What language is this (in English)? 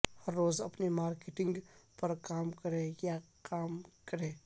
Urdu